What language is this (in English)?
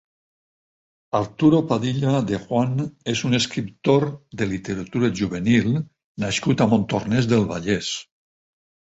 Catalan